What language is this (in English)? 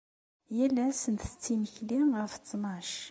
Kabyle